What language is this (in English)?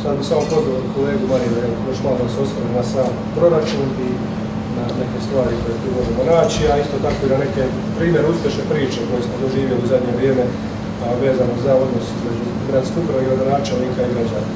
Portuguese